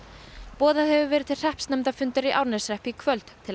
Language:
Icelandic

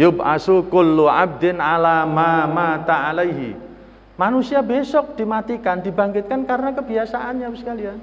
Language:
Indonesian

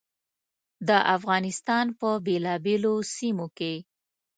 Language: Pashto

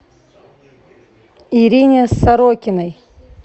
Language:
Russian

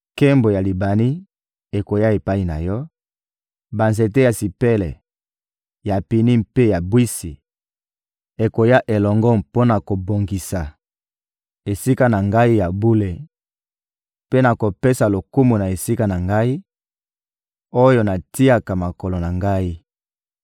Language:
Lingala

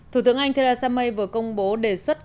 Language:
Vietnamese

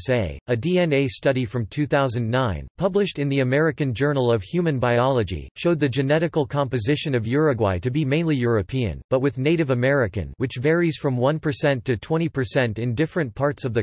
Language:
English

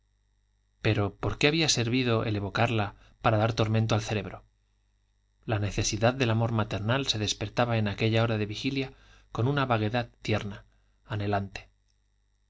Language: Spanish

